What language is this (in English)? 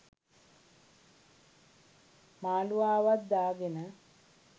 Sinhala